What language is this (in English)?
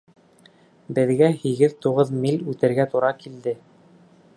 Bashkir